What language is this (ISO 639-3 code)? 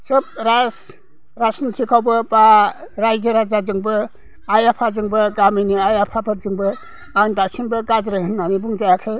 brx